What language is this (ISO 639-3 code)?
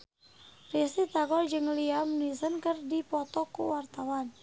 sun